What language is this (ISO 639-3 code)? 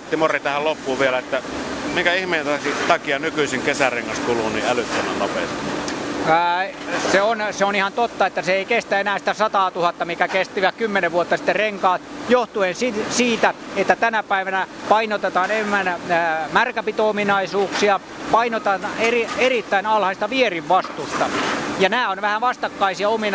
fin